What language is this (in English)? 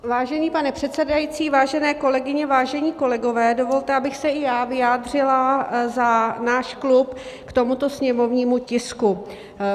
Czech